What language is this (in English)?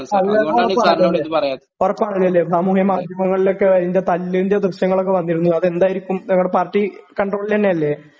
Malayalam